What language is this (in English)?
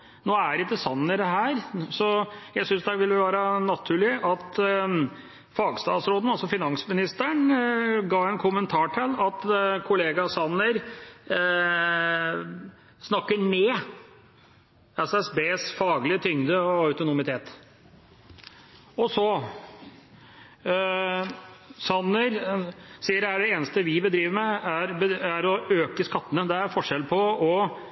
Norwegian Bokmål